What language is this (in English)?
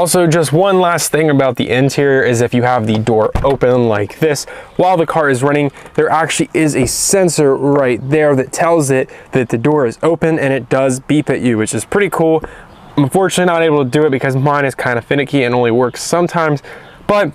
English